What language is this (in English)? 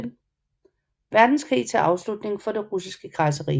Danish